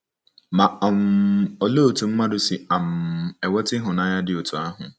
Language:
Igbo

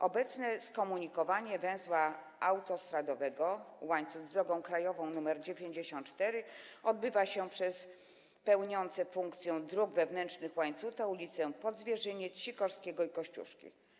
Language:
Polish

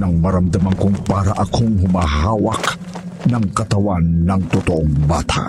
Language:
Filipino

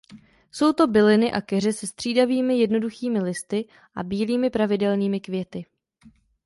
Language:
Czech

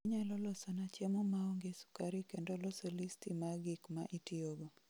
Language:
Luo (Kenya and Tanzania)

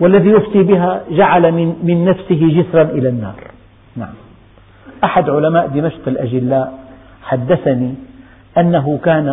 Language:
Arabic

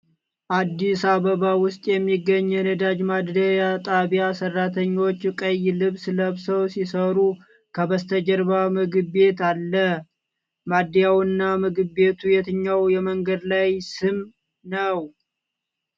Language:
Amharic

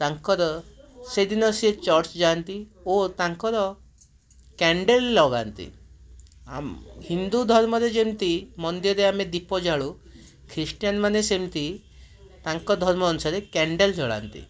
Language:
Odia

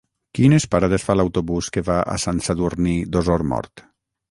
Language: Catalan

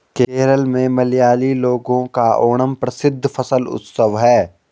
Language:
Hindi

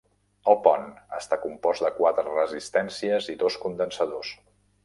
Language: Catalan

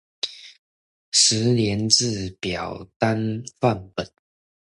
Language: Chinese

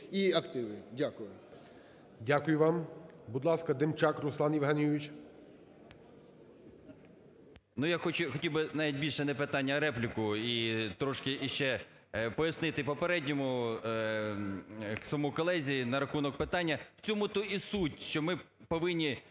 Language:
Ukrainian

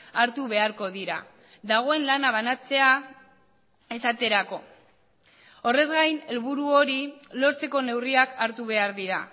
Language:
Basque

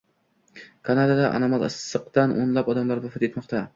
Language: Uzbek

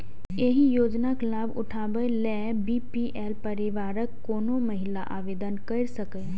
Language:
Maithili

